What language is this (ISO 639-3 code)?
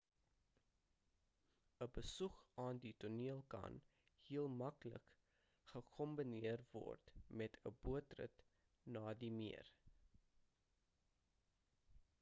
afr